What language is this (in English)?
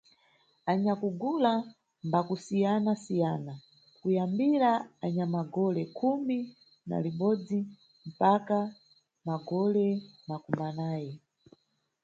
Nyungwe